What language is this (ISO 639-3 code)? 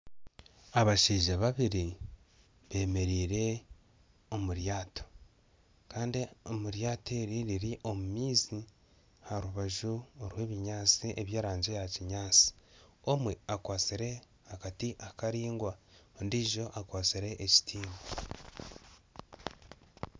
nyn